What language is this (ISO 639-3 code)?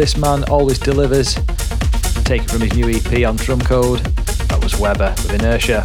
eng